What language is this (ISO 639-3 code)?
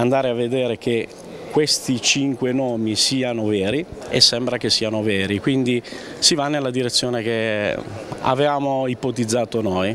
ita